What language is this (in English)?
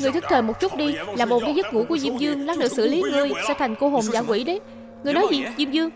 Vietnamese